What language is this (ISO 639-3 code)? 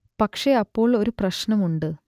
mal